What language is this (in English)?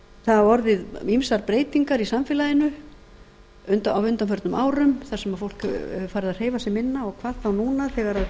Icelandic